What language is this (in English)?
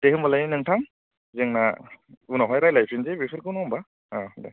Bodo